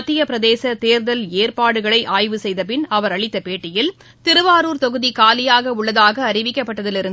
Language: Tamil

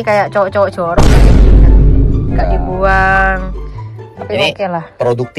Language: Indonesian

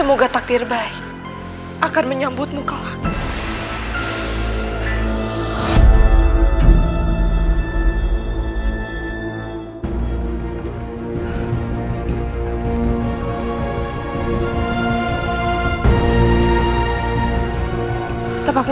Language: Indonesian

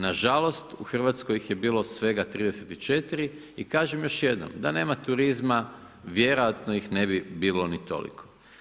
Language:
Croatian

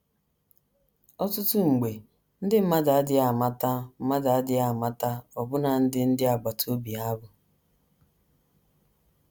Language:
Igbo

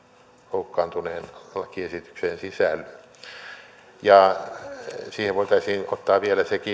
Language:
Finnish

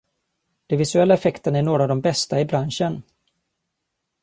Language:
Swedish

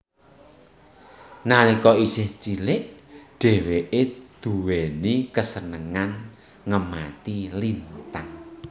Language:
Javanese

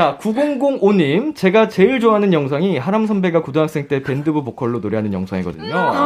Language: Korean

